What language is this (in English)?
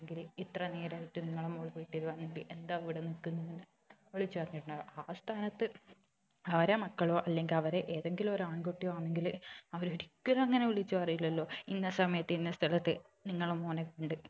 Malayalam